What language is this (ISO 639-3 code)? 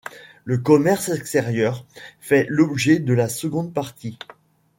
fra